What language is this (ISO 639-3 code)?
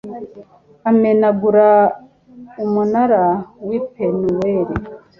kin